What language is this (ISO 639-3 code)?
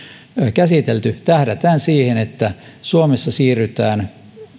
fin